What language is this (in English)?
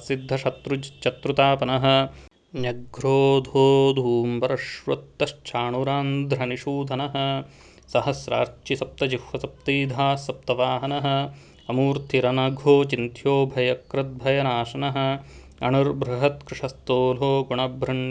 Sanskrit